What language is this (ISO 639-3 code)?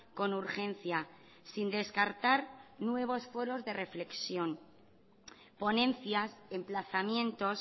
spa